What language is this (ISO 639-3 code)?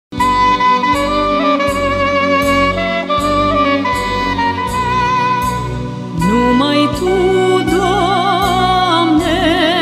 ron